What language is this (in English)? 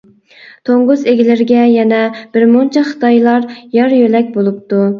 Uyghur